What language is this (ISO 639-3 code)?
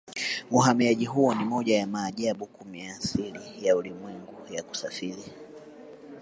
swa